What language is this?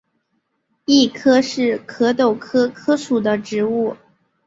Chinese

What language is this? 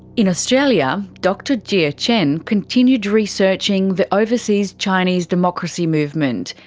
English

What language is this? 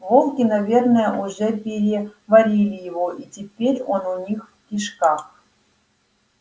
Russian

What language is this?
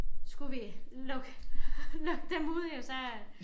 Danish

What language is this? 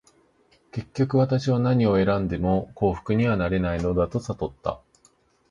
Japanese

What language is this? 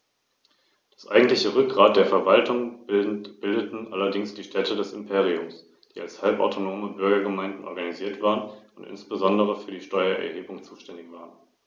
German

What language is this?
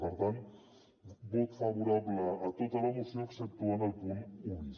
Catalan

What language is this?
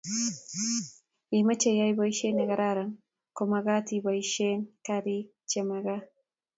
Kalenjin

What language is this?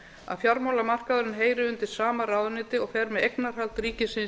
Icelandic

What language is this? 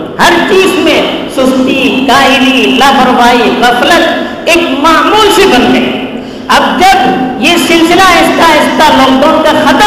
Urdu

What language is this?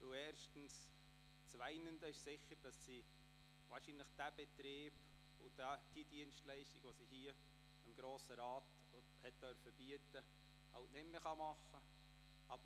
Swiss German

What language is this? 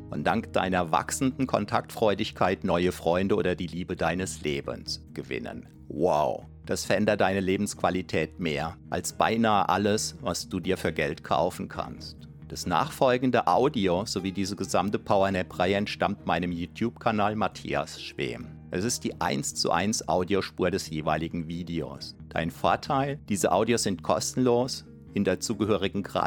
German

